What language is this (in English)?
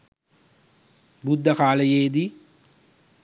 Sinhala